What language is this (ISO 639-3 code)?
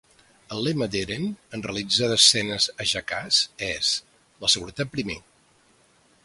cat